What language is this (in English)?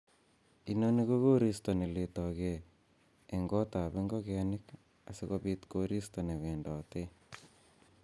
Kalenjin